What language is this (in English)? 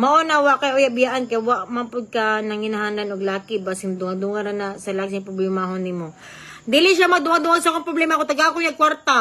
Filipino